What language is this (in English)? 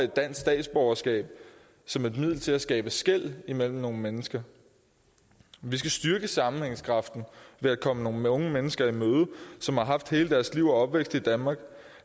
Danish